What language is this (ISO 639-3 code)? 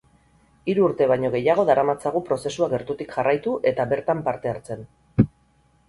eus